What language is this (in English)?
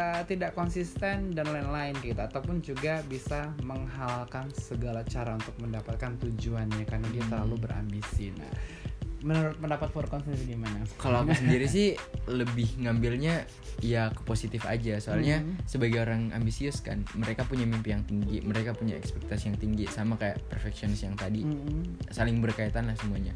Indonesian